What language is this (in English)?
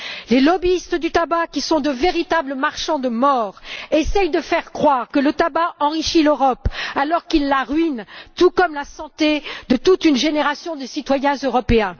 French